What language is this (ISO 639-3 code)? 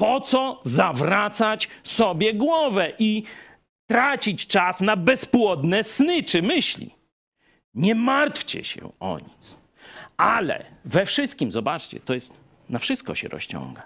pol